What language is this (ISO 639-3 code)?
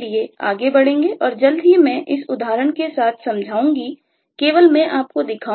hin